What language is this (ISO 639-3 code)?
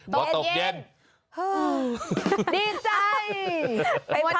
tha